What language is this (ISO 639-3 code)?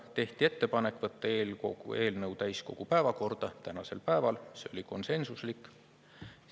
est